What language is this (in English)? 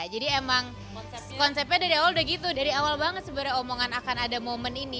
Indonesian